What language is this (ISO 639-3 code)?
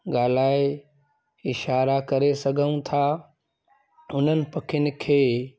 snd